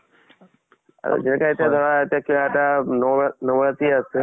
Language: Assamese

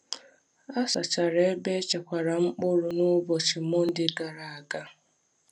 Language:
Igbo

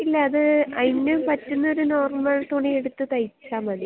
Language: Malayalam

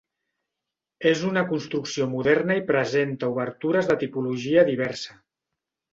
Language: Catalan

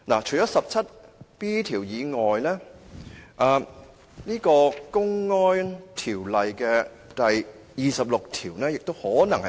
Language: Cantonese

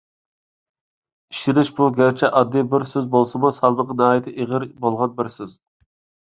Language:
Uyghur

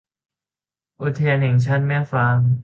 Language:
Thai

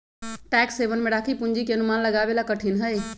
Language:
Magahi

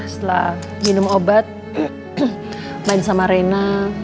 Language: Indonesian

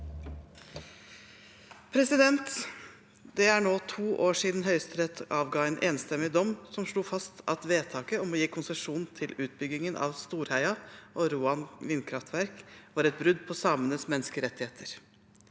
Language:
Norwegian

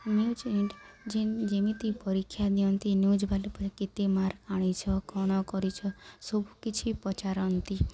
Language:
Odia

